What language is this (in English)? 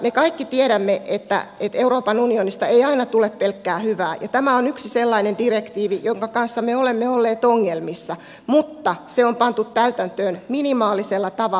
Finnish